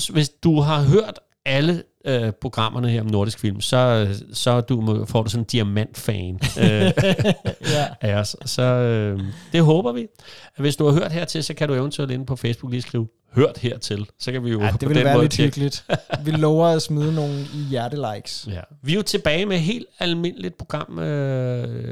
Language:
Danish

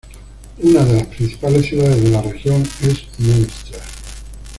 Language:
Spanish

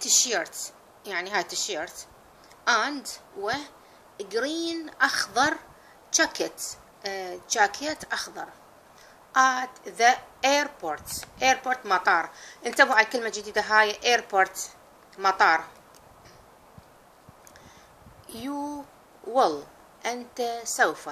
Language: Arabic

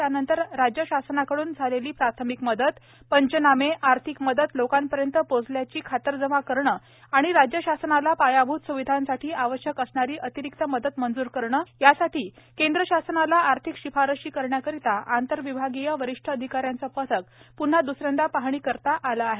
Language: Marathi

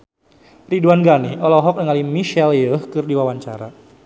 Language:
Sundanese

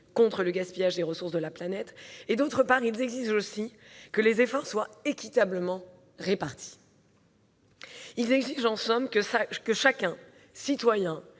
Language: French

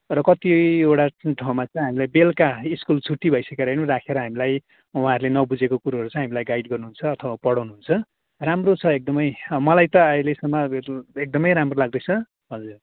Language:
Nepali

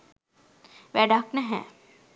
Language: Sinhala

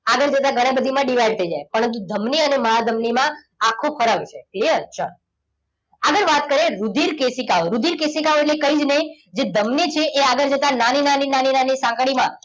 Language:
Gujarati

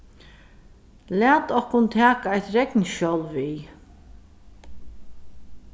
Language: Faroese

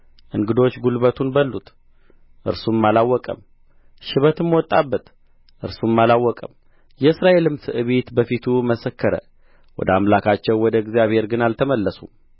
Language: Amharic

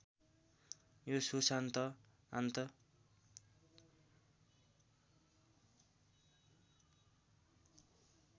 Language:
Nepali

